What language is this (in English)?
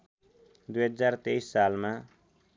Nepali